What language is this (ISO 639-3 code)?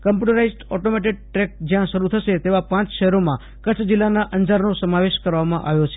guj